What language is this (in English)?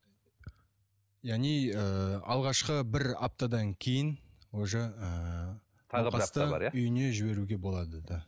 Kazakh